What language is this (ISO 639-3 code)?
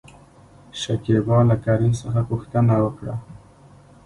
pus